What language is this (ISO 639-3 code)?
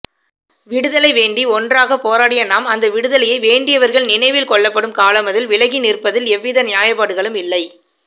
tam